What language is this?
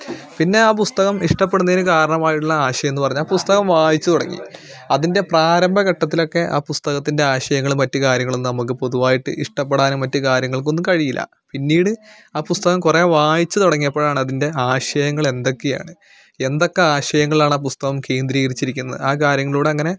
Malayalam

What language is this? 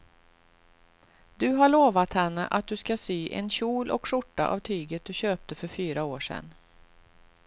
Swedish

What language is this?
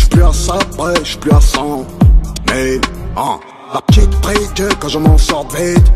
French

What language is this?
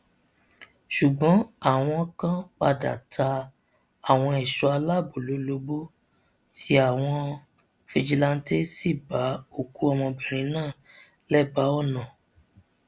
Yoruba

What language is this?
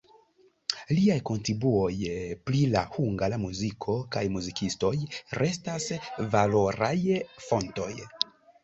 Esperanto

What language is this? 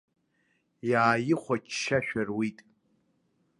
Abkhazian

